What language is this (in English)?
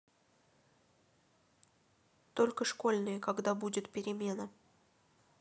Russian